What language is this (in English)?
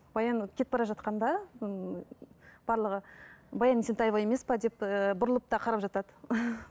Kazakh